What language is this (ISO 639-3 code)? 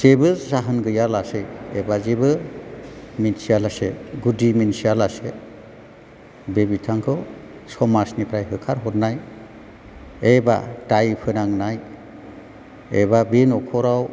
brx